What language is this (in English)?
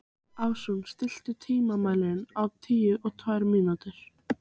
Icelandic